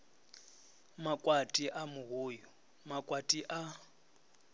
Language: Venda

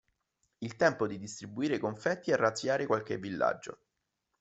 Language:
Italian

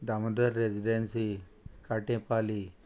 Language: Konkani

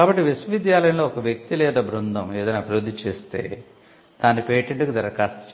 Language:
Telugu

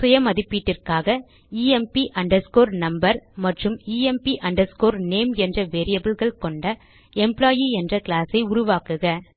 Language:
Tamil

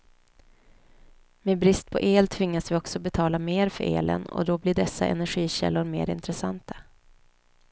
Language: Swedish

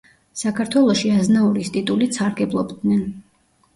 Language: Georgian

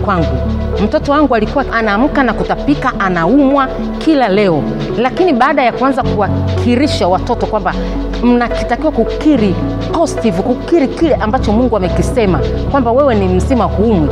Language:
Swahili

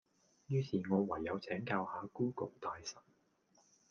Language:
Cantonese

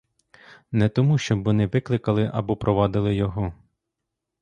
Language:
Ukrainian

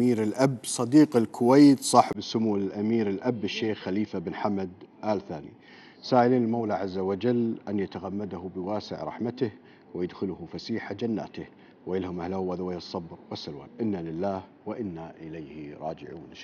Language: Arabic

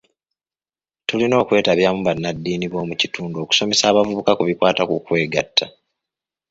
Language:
Ganda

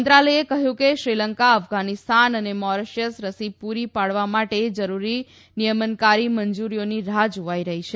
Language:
Gujarati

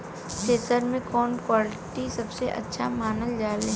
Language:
Bhojpuri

